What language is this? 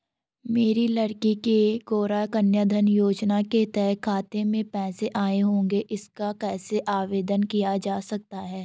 Hindi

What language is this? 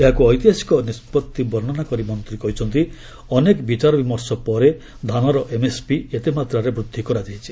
Odia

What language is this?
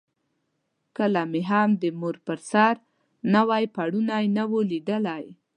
Pashto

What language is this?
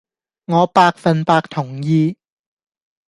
Cantonese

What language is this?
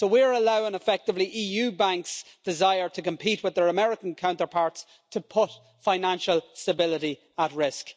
English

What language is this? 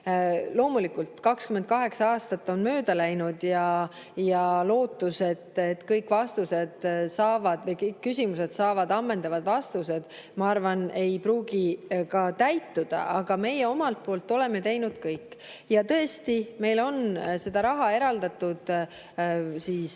Estonian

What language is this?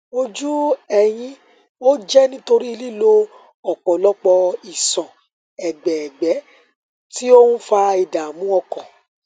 Yoruba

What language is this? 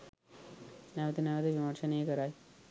Sinhala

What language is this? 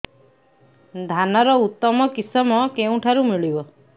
Odia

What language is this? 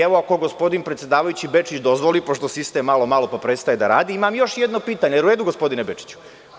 Serbian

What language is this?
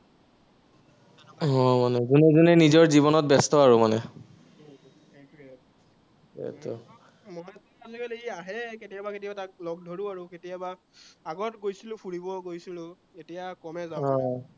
Assamese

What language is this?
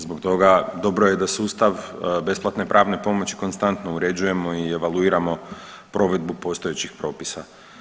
Croatian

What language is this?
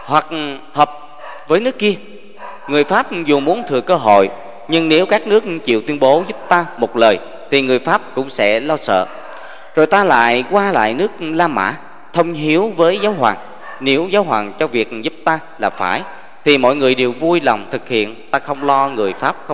Vietnamese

